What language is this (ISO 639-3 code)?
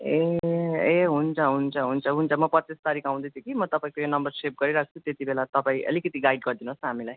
nep